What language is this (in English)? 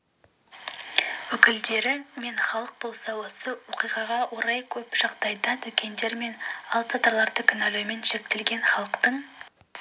Kazakh